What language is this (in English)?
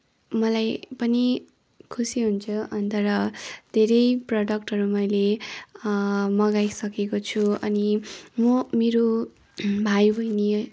Nepali